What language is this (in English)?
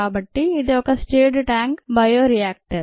Telugu